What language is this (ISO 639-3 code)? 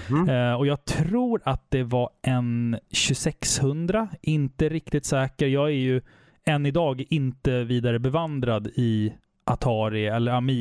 swe